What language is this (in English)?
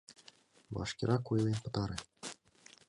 Mari